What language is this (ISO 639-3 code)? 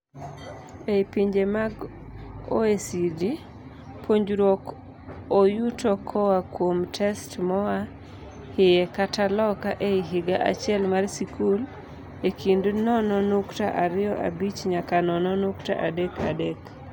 luo